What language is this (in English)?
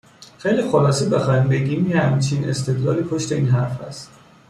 Persian